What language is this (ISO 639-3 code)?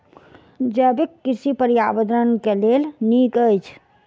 mai